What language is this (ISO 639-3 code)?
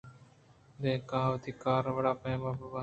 bgp